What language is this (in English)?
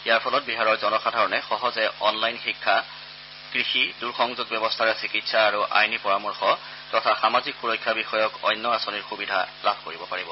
Assamese